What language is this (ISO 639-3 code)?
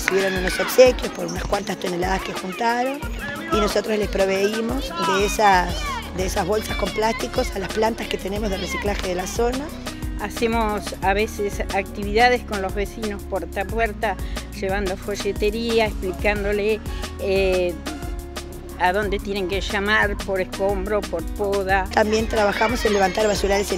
spa